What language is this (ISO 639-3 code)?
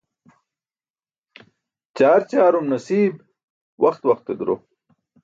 bsk